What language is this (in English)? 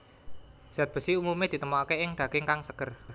Javanese